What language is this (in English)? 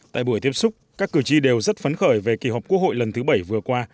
Vietnamese